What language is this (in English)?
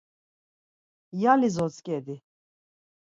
Laz